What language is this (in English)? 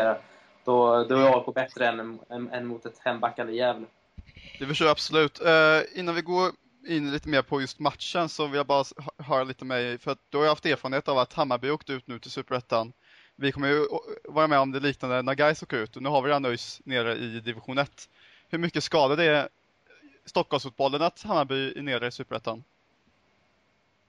Swedish